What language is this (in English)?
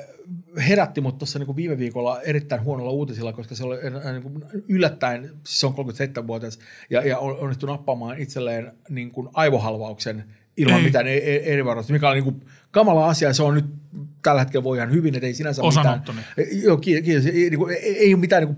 Finnish